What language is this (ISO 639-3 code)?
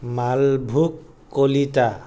asm